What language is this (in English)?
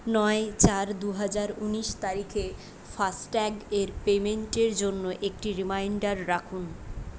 Bangla